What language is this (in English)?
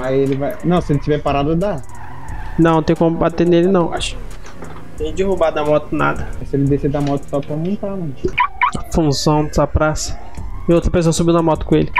Portuguese